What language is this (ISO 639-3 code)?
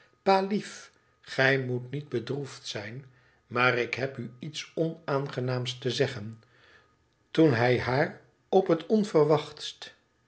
nld